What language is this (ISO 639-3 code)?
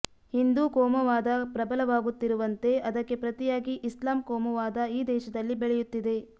kan